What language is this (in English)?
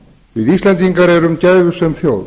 Icelandic